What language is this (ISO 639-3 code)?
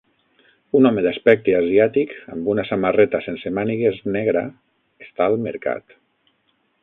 cat